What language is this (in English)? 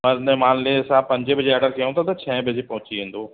Sindhi